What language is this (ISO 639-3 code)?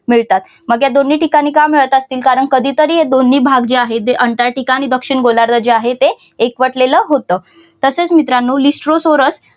mar